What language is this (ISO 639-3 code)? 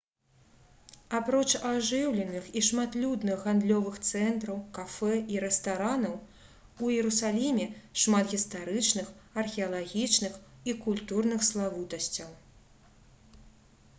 bel